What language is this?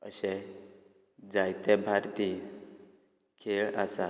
Konkani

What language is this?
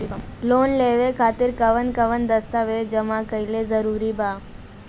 Bhojpuri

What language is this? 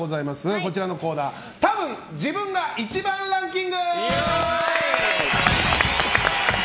Japanese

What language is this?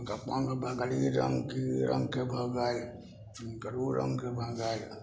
Maithili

